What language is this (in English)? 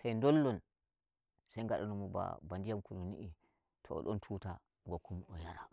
Nigerian Fulfulde